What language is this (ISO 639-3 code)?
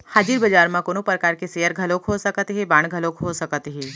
hne